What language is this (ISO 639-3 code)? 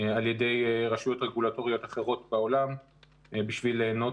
heb